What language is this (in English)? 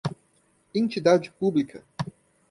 Portuguese